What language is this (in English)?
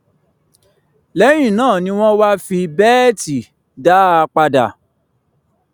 Yoruba